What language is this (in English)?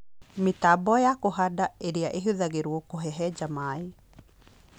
Kikuyu